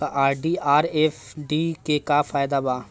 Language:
Bhojpuri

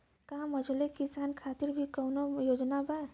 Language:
Bhojpuri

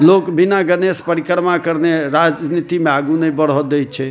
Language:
Maithili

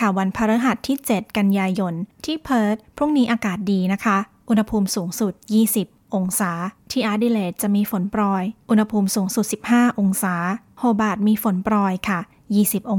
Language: Thai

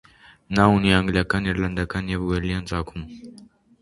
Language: Armenian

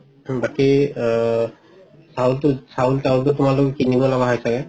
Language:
Assamese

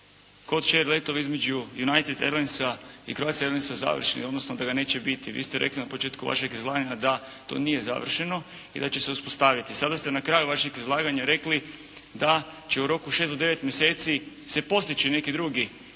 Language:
Croatian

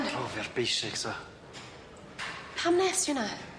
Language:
Welsh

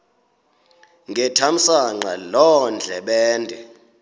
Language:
Xhosa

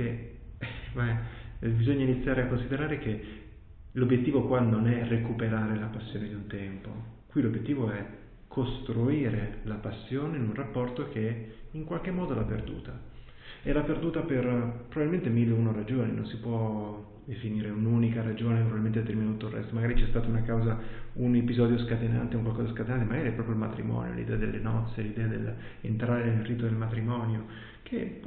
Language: Italian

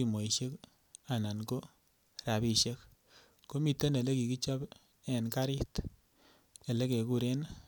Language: Kalenjin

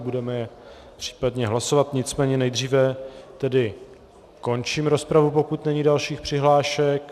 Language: Czech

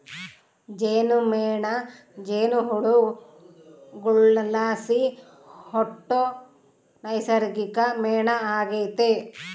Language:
Kannada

